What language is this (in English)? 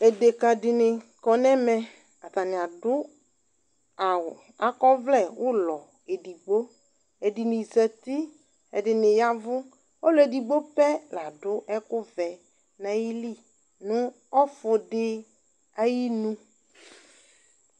Ikposo